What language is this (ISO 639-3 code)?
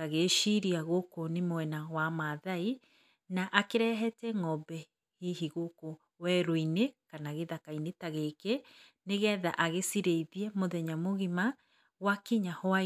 kik